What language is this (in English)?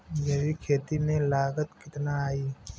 Bhojpuri